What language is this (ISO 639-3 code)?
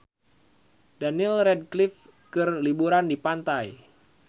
sun